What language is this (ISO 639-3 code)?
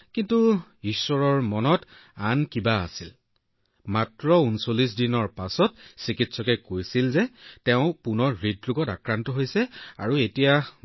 asm